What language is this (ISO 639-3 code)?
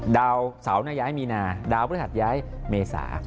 tha